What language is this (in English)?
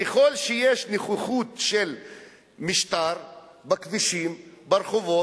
Hebrew